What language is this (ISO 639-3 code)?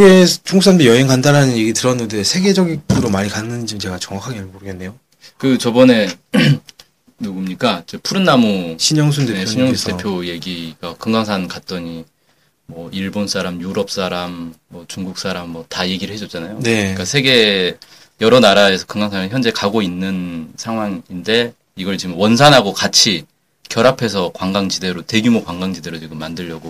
kor